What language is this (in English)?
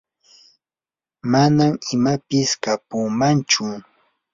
Yanahuanca Pasco Quechua